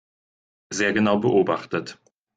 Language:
German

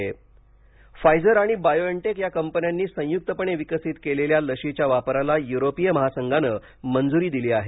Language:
Marathi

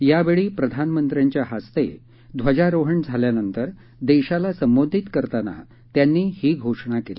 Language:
Marathi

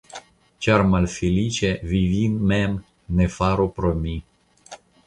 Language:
Esperanto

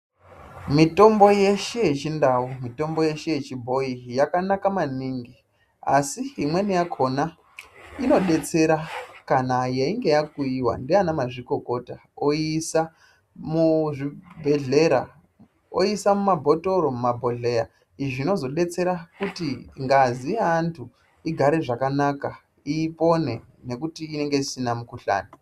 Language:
Ndau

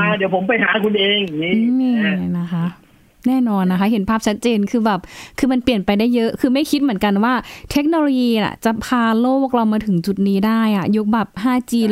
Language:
Thai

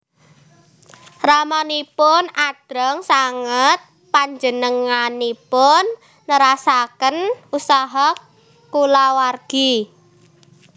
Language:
Javanese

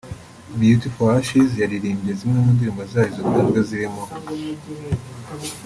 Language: Kinyarwanda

